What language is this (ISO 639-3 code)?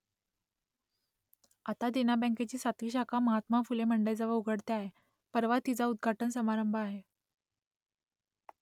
mar